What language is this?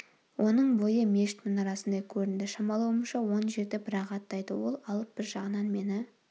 Kazakh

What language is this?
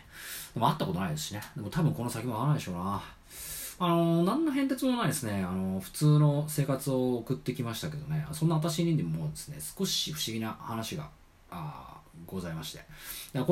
Japanese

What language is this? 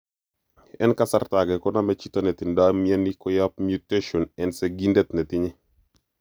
Kalenjin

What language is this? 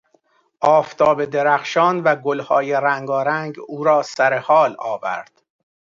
Persian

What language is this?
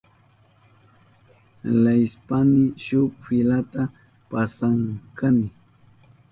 Southern Pastaza Quechua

